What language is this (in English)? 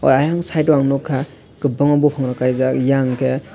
Kok Borok